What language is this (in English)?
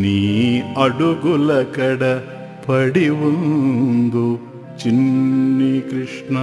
Telugu